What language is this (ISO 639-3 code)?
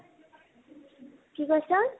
asm